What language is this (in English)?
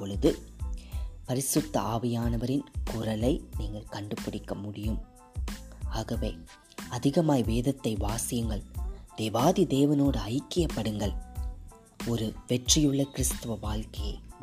Tamil